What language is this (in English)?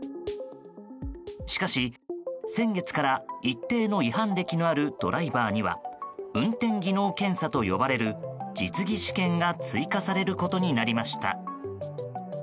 Japanese